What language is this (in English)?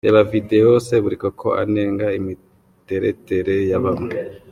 Kinyarwanda